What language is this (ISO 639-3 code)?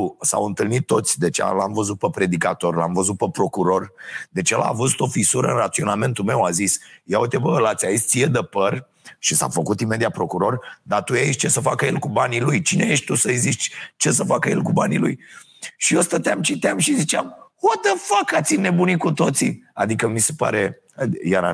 ron